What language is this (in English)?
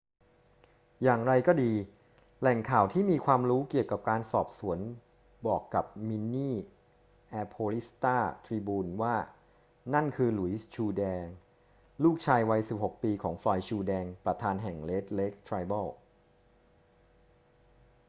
Thai